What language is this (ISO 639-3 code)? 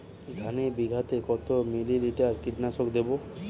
ben